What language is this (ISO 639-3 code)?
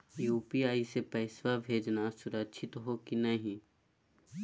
mag